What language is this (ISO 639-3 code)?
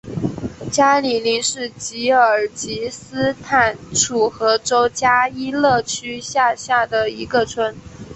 zho